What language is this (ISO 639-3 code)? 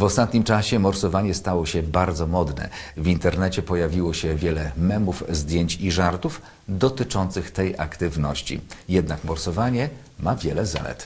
pol